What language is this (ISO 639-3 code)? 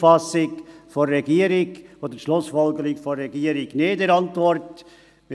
gsw